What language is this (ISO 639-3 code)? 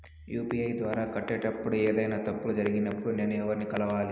tel